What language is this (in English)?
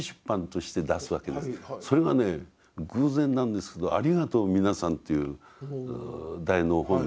Japanese